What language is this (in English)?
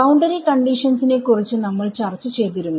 Malayalam